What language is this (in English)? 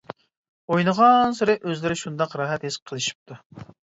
Uyghur